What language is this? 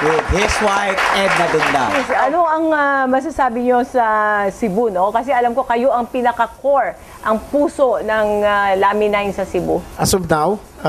Filipino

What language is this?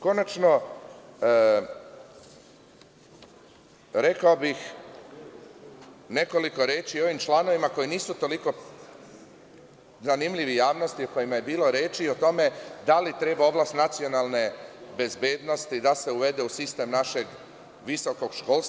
Serbian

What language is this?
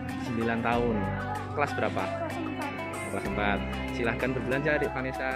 Indonesian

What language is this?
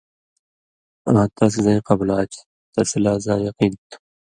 Indus Kohistani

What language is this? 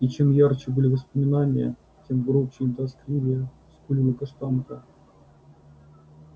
Russian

